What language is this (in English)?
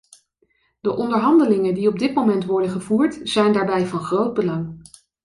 Dutch